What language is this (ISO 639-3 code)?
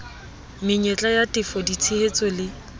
sot